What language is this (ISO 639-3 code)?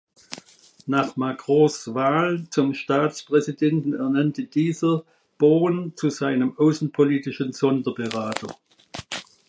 deu